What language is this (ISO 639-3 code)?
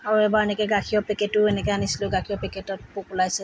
asm